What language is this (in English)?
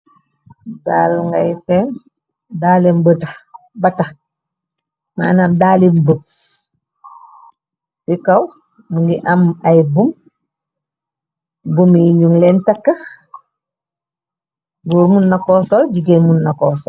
Wolof